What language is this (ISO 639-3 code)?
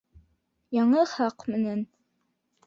bak